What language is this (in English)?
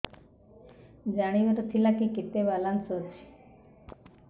Odia